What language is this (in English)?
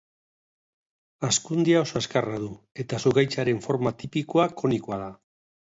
Basque